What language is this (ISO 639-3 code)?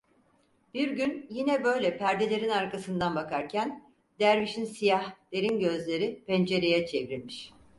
tur